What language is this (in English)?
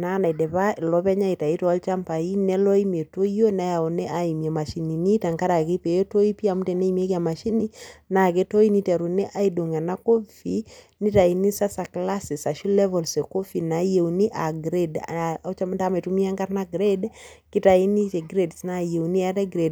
Masai